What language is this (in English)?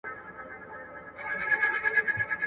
Pashto